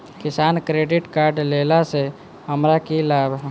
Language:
Maithili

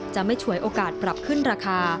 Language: Thai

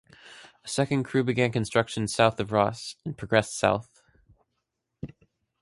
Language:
English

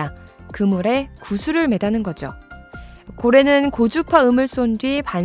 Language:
Korean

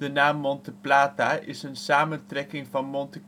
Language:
Dutch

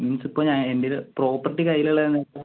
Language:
Malayalam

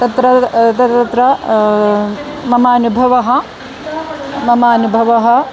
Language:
Sanskrit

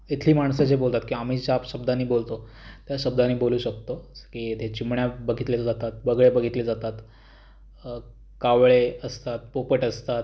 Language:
Marathi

